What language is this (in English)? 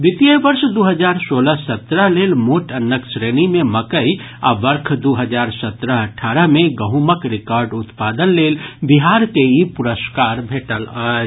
Maithili